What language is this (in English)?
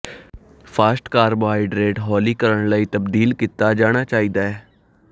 Punjabi